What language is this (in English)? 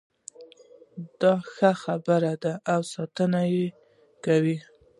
Pashto